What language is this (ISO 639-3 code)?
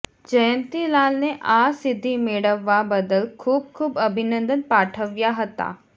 guj